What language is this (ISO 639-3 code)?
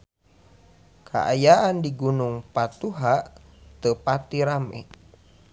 sun